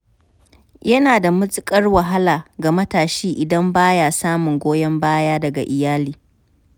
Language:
Hausa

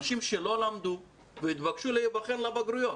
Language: Hebrew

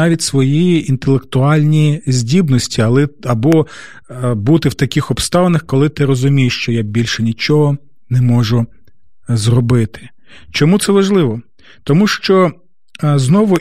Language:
Ukrainian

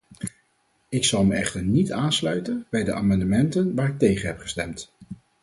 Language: Dutch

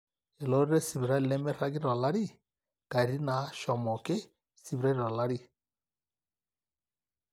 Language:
Masai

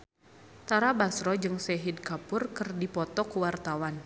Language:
Sundanese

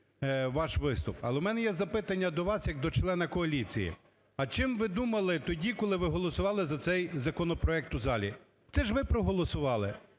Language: Ukrainian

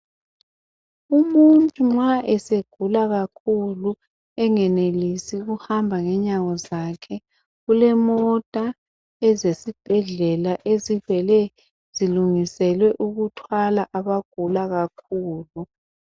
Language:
North Ndebele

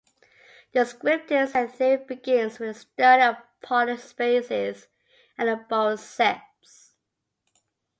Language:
English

